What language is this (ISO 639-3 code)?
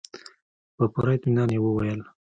pus